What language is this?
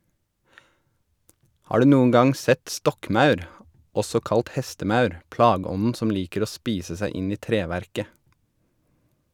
Norwegian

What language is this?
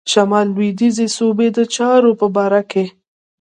Pashto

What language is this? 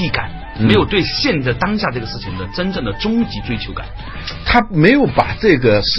Chinese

